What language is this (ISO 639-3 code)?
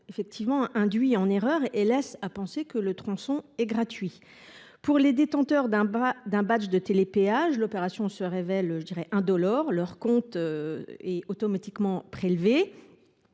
fra